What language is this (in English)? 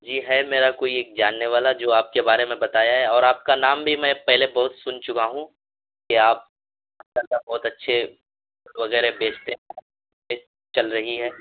Urdu